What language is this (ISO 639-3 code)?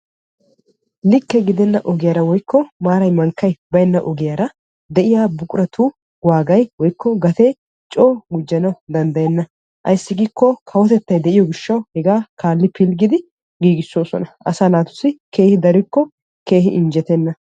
wal